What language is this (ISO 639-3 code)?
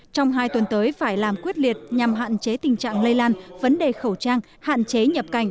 vie